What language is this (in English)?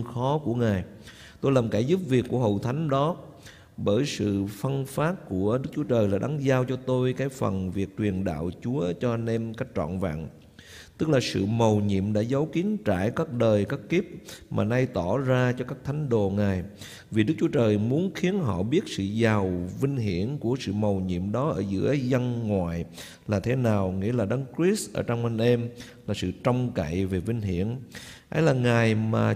Vietnamese